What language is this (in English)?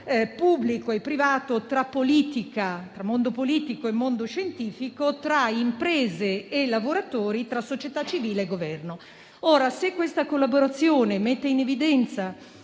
Italian